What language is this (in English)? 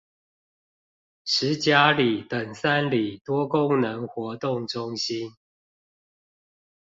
Chinese